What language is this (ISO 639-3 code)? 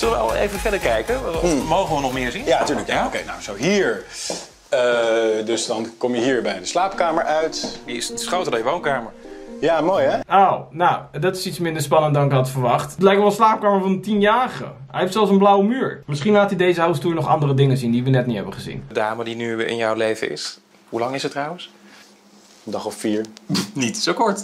nld